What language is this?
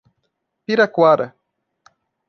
Portuguese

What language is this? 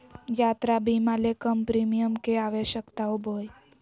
Magahi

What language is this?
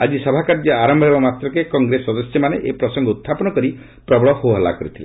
Odia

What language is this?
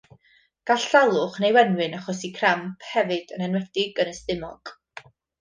Welsh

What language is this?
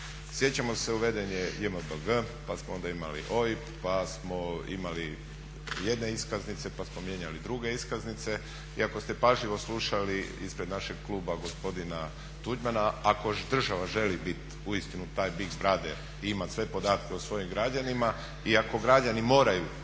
Croatian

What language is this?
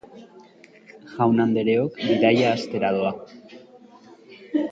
Basque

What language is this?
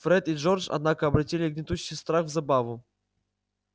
Russian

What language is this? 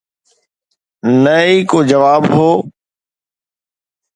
Sindhi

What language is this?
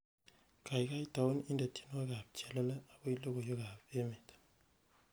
Kalenjin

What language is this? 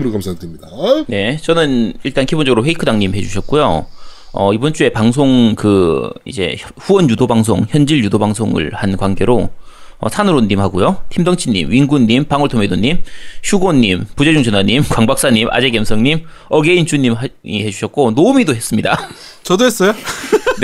Korean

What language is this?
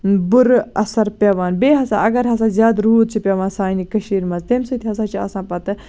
Kashmiri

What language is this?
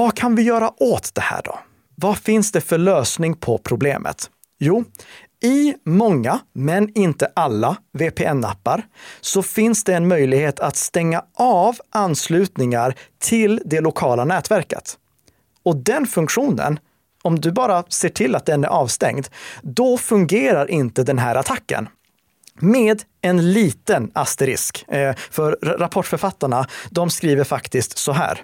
Swedish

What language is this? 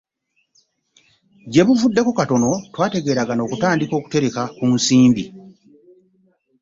Ganda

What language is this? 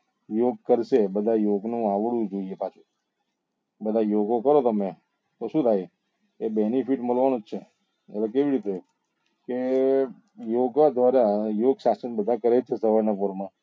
Gujarati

